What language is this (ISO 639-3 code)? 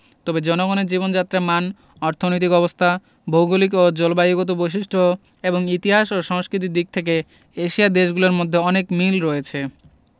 ben